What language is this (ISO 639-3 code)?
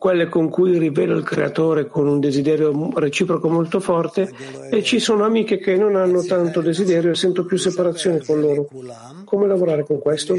ita